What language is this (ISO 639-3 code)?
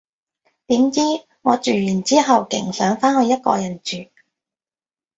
yue